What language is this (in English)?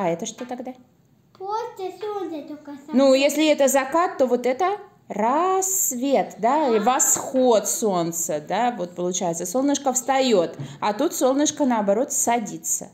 Russian